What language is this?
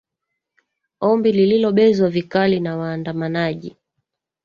Swahili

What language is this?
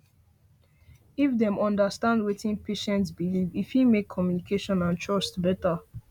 Nigerian Pidgin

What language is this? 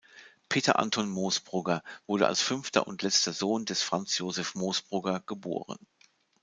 German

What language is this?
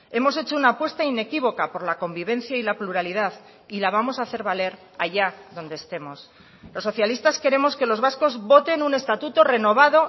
Spanish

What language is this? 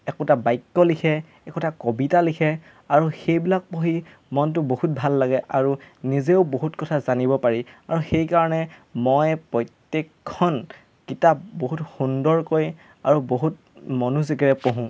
Assamese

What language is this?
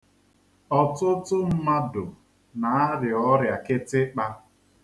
Igbo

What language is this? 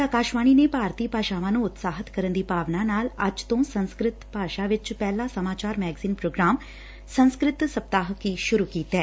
Punjabi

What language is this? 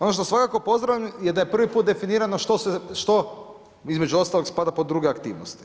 Croatian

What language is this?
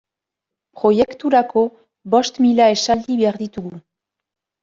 Basque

